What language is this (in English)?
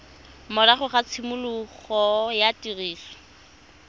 Tswana